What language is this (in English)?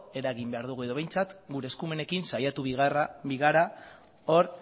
Basque